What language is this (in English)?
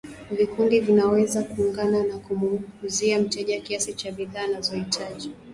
Swahili